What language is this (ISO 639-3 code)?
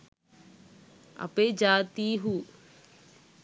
sin